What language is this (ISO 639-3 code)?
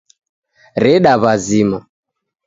dav